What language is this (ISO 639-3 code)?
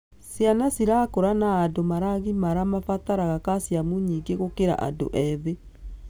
kik